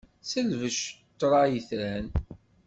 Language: Kabyle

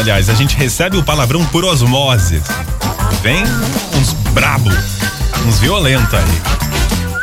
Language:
Portuguese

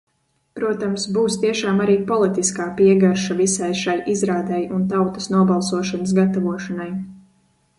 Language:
Latvian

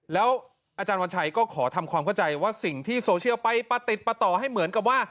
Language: Thai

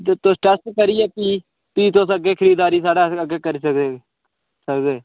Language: Dogri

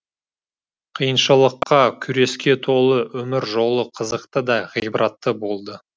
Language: Kazakh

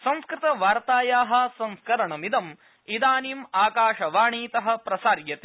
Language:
Sanskrit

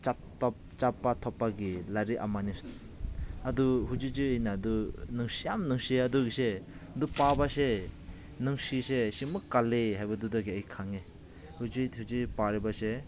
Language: Manipuri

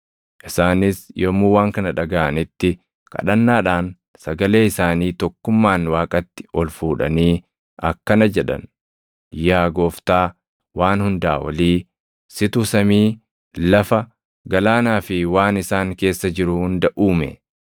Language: Oromo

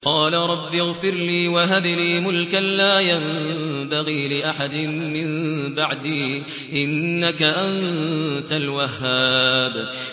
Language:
Arabic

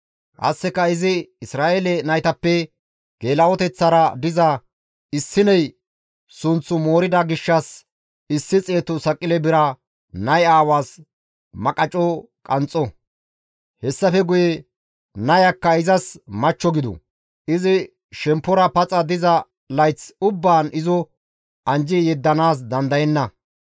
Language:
Gamo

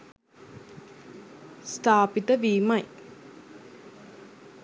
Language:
Sinhala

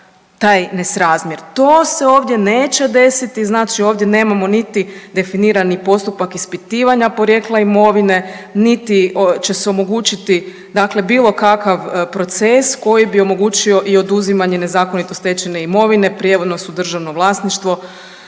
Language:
Croatian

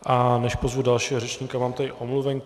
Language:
Czech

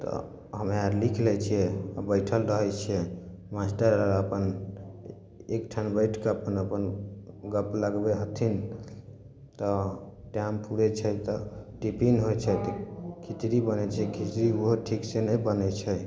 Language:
Maithili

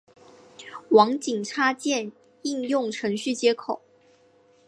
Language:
Chinese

